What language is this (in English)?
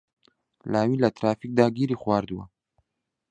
Central Kurdish